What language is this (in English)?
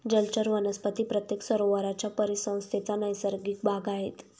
Marathi